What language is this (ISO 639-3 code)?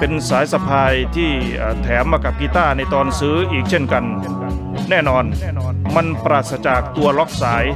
tha